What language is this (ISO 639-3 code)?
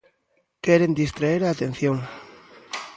glg